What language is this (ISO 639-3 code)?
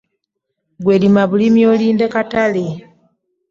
lug